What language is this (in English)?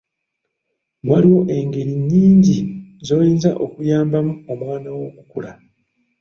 Ganda